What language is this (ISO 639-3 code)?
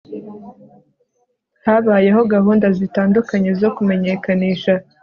kin